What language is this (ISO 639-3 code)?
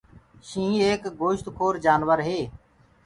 ggg